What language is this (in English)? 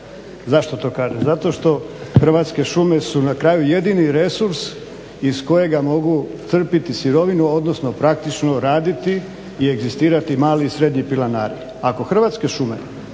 Croatian